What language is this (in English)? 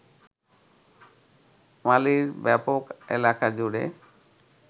Bangla